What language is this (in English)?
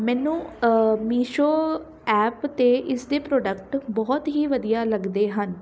Punjabi